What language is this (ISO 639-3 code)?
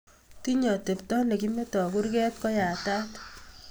kln